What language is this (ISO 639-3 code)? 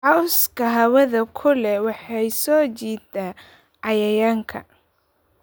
som